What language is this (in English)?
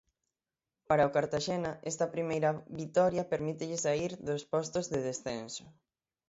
Galician